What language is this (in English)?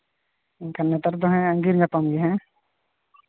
Santali